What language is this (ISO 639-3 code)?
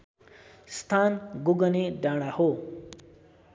nep